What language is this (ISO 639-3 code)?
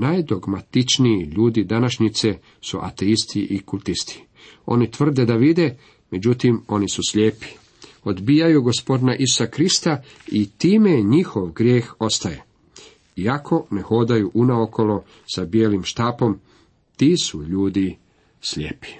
hrv